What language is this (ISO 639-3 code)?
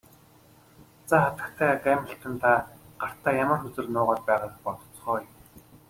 mon